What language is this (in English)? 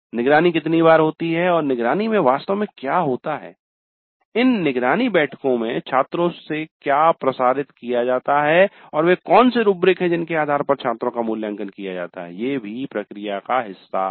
Hindi